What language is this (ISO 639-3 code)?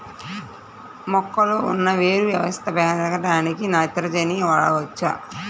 tel